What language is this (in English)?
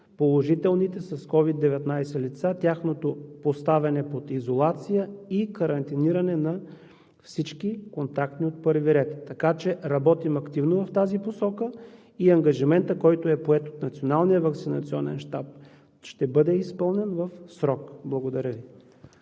Bulgarian